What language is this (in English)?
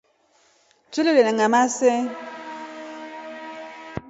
Rombo